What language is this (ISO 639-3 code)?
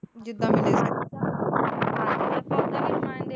pan